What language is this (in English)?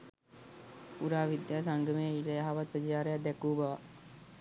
Sinhala